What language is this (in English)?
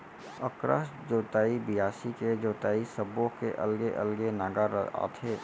Chhattisgarhi